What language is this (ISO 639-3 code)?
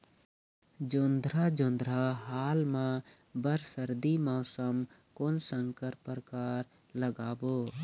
hne